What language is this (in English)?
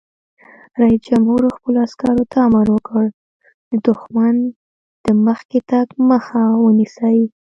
Pashto